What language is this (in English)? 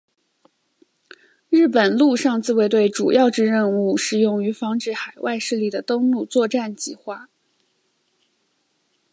Chinese